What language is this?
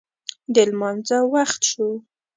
Pashto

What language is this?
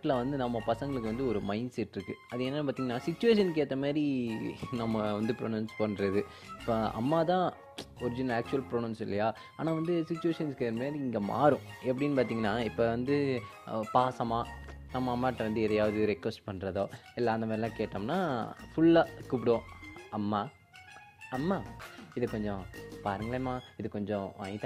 Tamil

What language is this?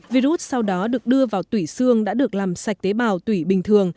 Vietnamese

